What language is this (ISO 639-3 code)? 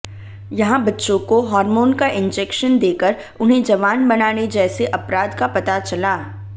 hin